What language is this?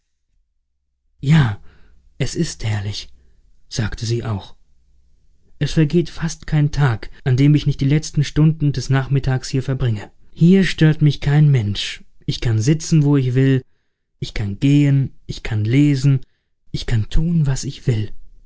German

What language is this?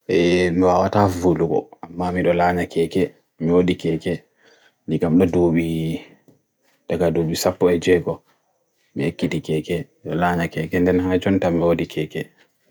Bagirmi Fulfulde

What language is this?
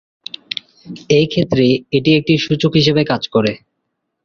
Bangla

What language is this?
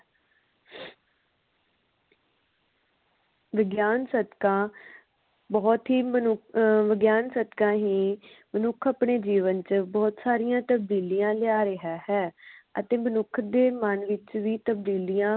Punjabi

